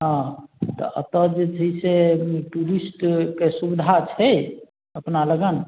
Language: Maithili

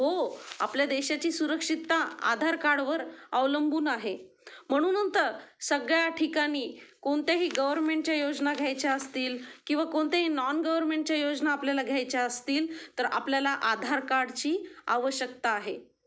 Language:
Marathi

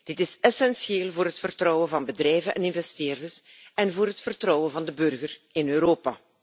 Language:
Dutch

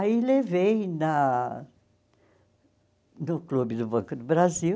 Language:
Portuguese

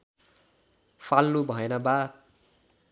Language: Nepali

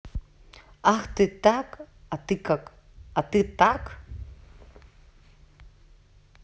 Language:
Russian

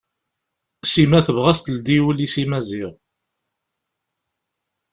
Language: Kabyle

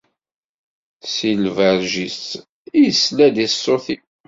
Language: Kabyle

